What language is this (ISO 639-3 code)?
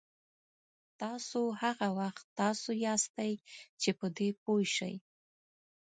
pus